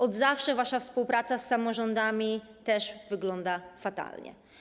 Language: Polish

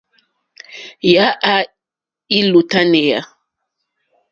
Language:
Mokpwe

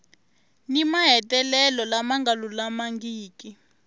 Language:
Tsonga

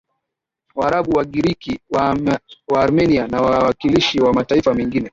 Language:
Swahili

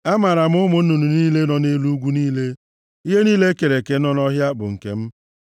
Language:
Igbo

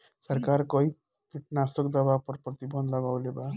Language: Bhojpuri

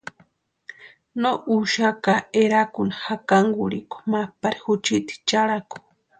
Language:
Western Highland Purepecha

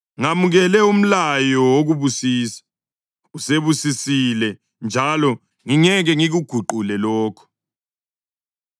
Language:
North Ndebele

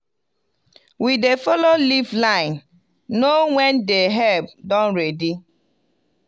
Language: Nigerian Pidgin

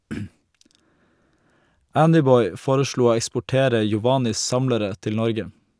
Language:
Norwegian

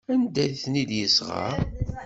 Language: Kabyle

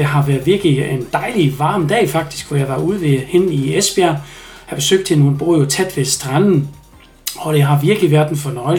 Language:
Danish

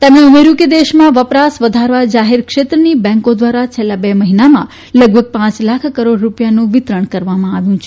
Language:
Gujarati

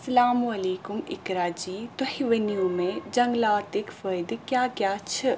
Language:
Kashmiri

